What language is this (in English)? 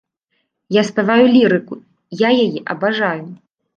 Belarusian